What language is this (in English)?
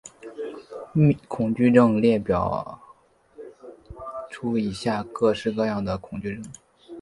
Chinese